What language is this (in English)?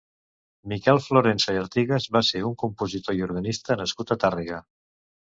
Catalan